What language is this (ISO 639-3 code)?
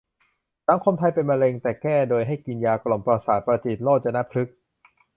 tha